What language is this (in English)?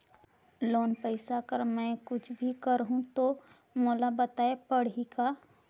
Chhattisgarhi